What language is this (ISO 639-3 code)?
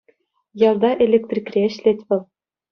chv